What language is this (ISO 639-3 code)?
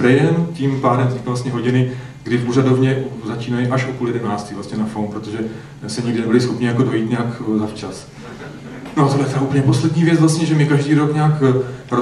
ces